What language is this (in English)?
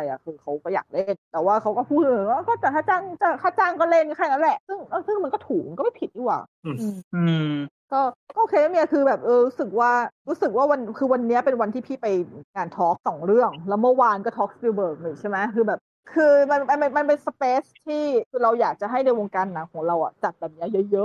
Thai